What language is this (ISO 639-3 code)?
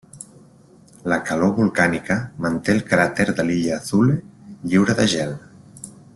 cat